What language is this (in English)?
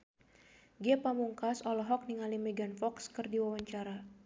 Sundanese